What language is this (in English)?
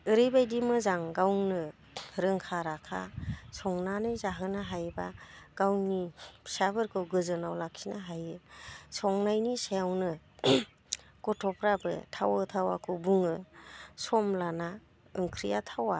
Bodo